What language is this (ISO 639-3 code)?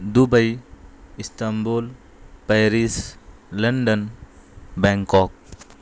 urd